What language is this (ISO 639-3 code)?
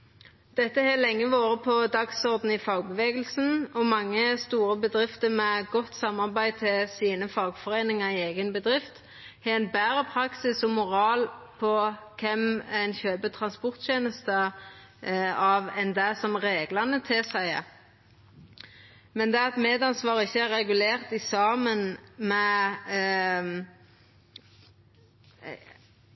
nno